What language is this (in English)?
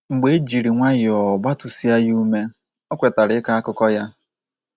Igbo